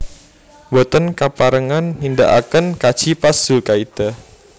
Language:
Javanese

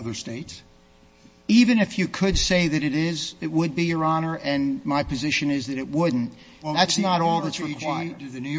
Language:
English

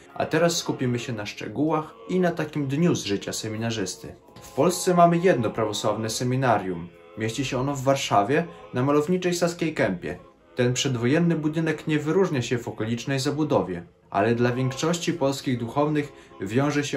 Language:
Polish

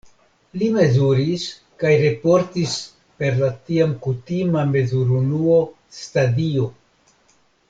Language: Esperanto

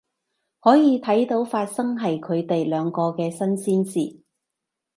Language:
Cantonese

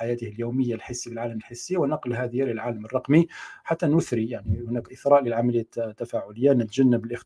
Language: Arabic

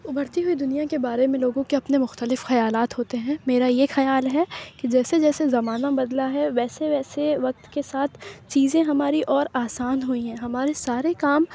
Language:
Urdu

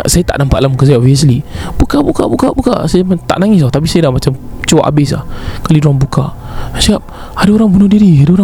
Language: Malay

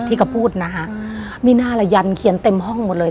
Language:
Thai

